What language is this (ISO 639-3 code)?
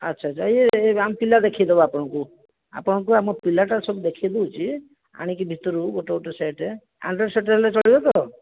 ori